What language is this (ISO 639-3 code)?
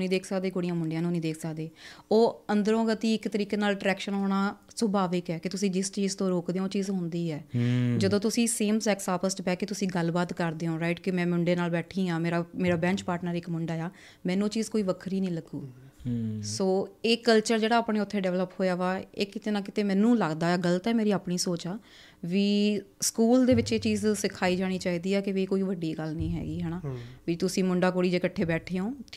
pan